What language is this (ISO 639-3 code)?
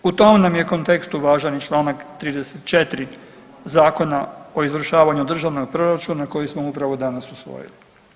hrv